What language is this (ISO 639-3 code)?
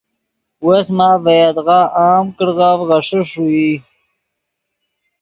ydg